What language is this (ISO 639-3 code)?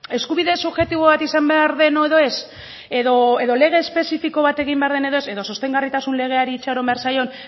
eus